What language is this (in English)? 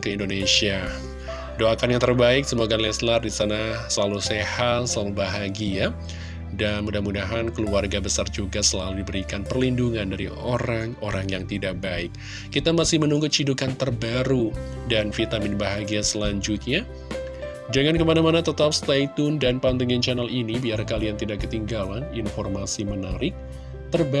Indonesian